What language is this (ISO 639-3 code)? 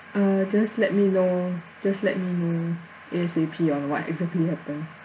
eng